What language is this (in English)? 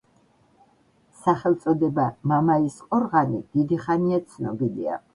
Georgian